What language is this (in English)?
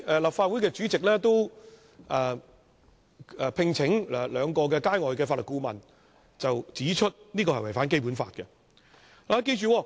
Cantonese